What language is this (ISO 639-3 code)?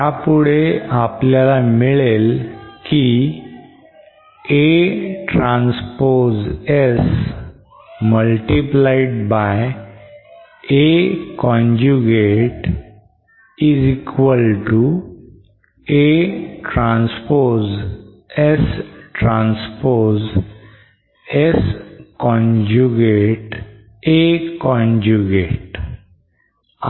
mar